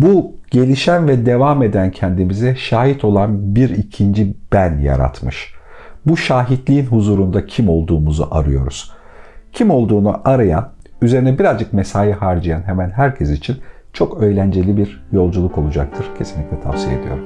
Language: Turkish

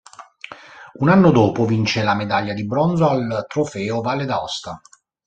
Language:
Italian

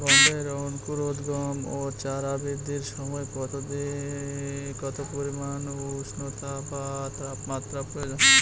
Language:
Bangla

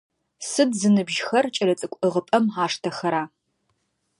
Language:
Adyghe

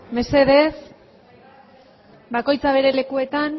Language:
Basque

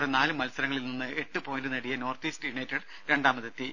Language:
Malayalam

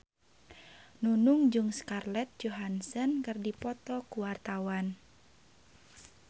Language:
Sundanese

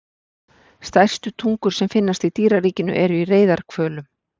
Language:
Icelandic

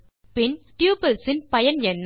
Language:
Tamil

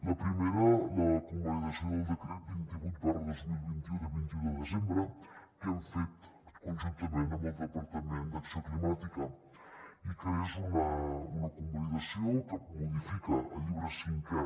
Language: Catalan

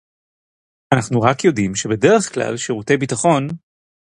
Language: Hebrew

